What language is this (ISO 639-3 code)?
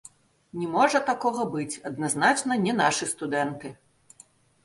bel